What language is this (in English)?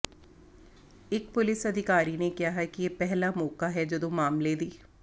Punjabi